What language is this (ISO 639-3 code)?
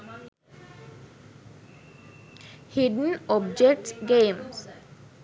sin